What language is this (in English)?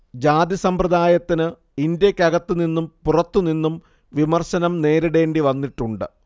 Malayalam